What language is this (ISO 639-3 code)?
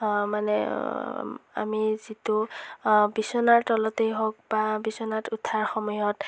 asm